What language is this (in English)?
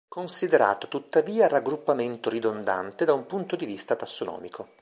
Italian